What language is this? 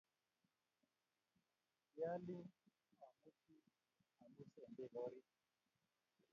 Kalenjin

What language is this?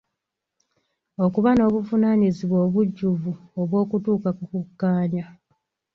Ganda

